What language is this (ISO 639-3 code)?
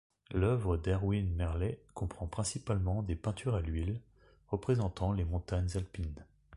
fra